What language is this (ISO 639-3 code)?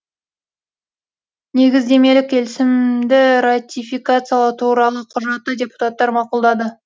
kaz